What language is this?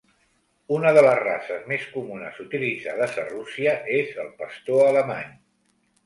Catalan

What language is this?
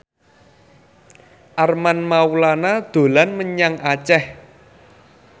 Javanese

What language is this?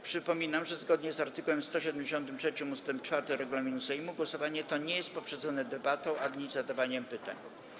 Polish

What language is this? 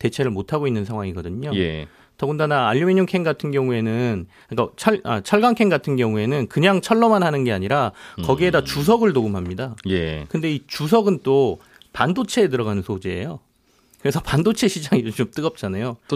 Korean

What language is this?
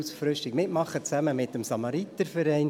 Swiss German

